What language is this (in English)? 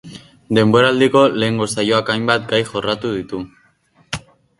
Basque